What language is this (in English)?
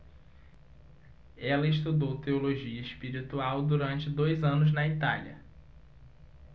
Portuguese